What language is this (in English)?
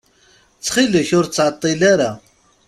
Kabyle